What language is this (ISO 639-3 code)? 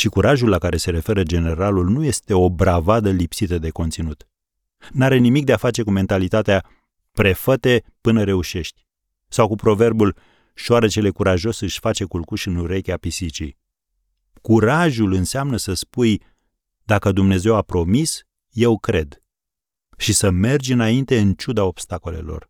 ron